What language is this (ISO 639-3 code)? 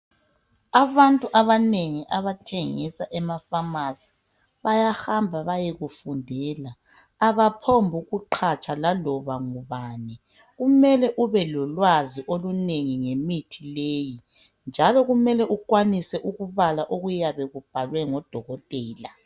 nde